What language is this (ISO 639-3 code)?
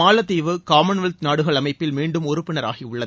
tam